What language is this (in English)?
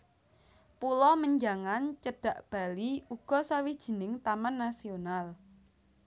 Javanese